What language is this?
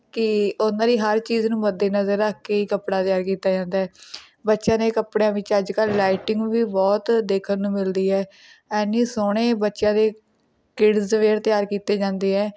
Punjabi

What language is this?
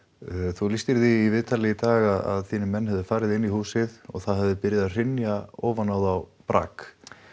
Icelandic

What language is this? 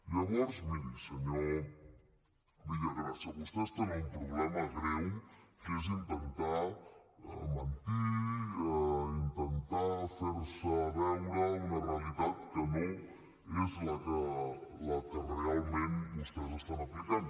Catalan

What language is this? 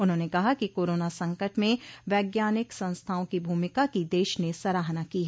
Hindi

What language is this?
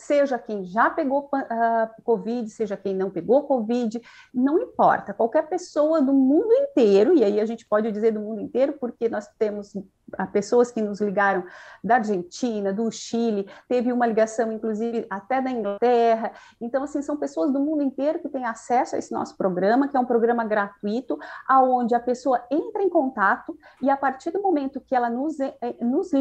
Portuguese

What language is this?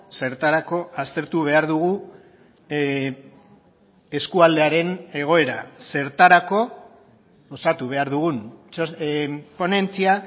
Basque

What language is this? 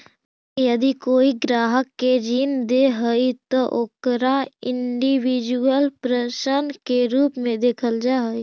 Magahi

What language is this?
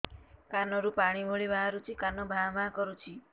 Odia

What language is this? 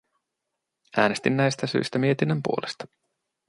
Finnish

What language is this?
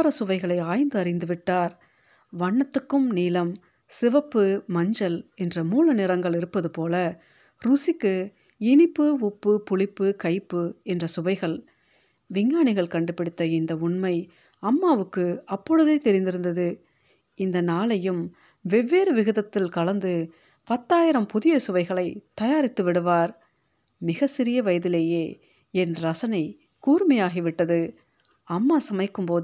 Tamil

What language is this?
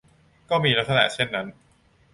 Thai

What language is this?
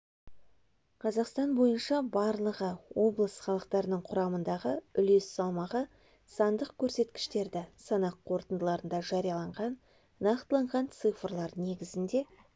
Kazakh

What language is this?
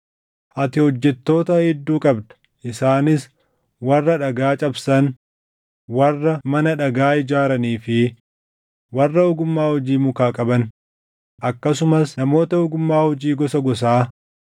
Oromo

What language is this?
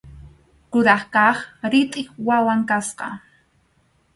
Arequipa-La Unión Quechua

